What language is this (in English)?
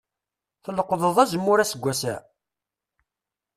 Kabyle